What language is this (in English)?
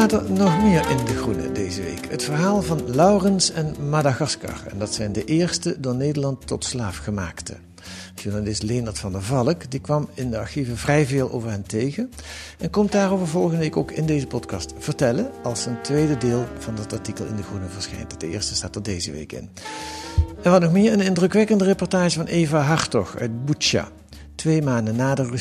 Dutch